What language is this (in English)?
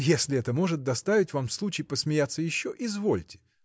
Russian